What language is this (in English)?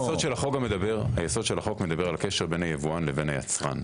Hebrew